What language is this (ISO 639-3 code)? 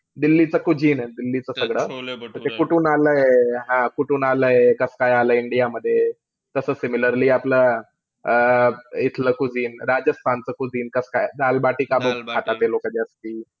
mar